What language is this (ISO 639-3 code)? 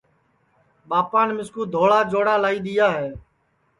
ssi